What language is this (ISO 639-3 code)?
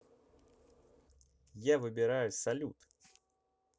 rus